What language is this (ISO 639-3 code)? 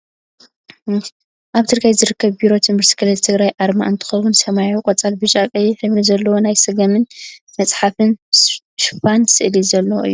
tir